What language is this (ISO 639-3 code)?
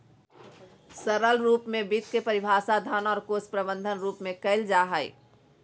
mag